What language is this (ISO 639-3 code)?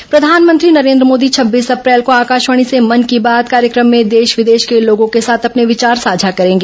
hin